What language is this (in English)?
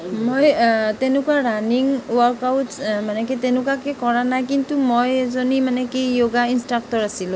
Assamese